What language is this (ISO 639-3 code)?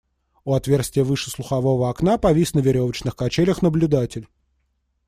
rus